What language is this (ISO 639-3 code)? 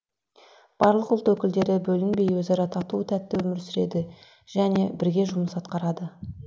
kaz